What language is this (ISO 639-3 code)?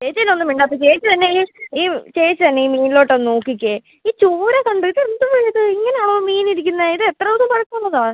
mal